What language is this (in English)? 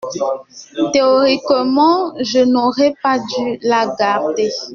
French